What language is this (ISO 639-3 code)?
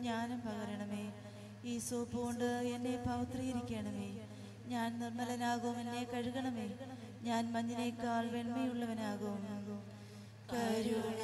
mal